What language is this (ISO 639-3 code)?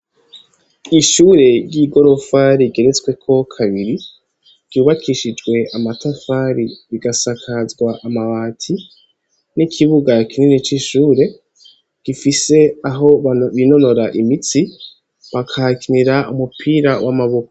run